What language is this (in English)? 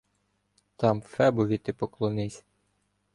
Ukrainian